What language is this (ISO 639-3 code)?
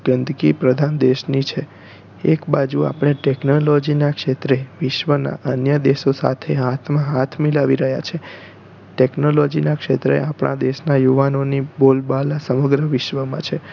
guj